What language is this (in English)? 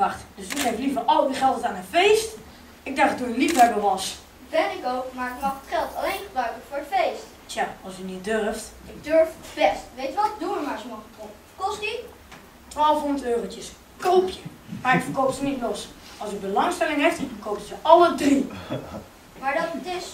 Dutch